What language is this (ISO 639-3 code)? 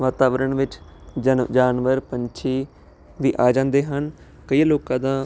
pan